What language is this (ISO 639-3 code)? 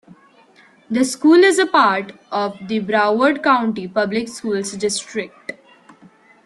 eng